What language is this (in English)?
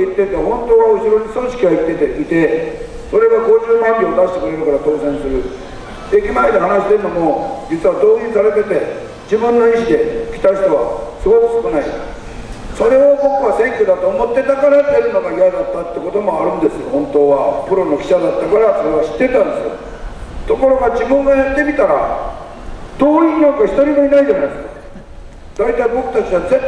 Japanese